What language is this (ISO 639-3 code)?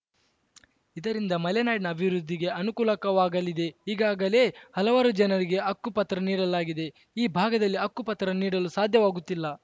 kan